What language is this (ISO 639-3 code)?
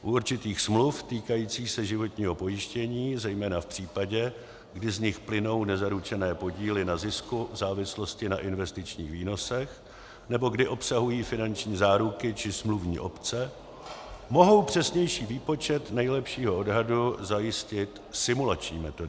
ces